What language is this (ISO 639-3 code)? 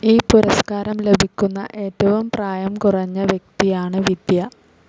mal